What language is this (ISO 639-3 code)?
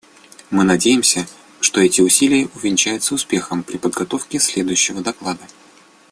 rus